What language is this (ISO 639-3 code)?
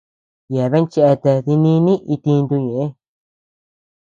cux